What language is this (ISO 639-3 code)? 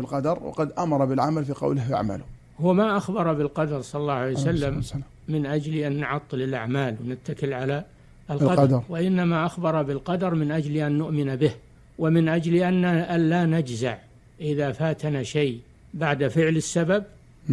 ara